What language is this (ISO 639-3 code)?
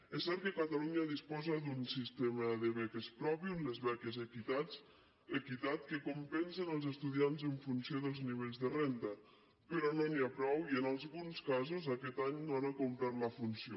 cat